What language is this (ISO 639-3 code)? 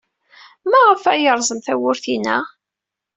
kab